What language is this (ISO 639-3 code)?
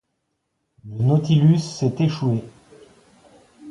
fra